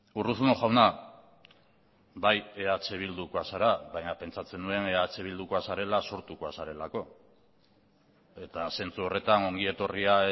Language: Basque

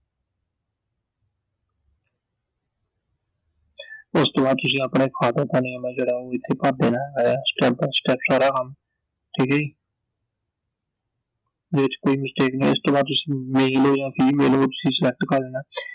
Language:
Punjabi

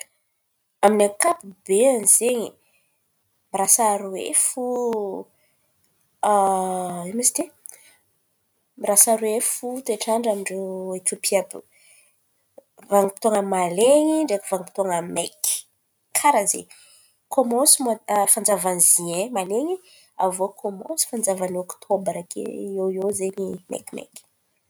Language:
Antankarana Malagasy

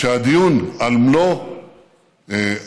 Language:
Hebrew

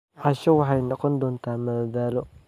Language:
Somali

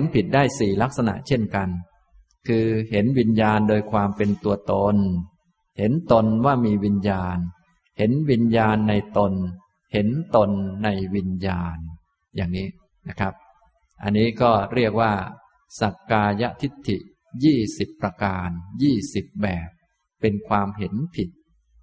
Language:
Thai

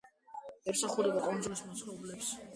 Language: Georgian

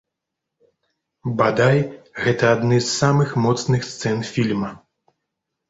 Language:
Belarusian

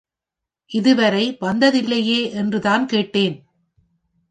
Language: Tamil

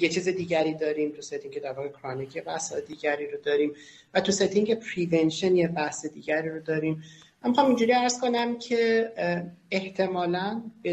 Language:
Persian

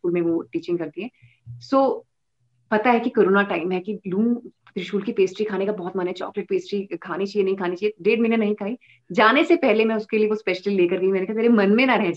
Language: Hindi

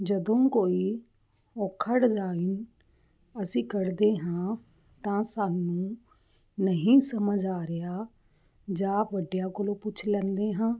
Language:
Punjabi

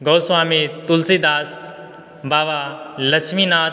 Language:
Maithili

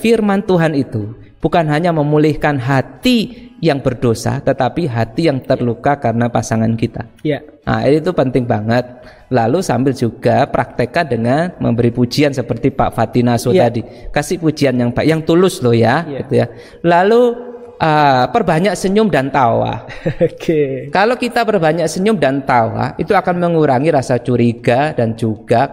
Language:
Indonesian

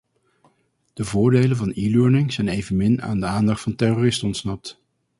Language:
Dutch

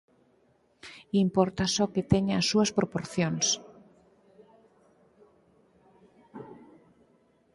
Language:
Galician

